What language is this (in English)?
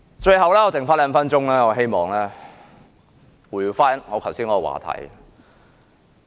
Cantonese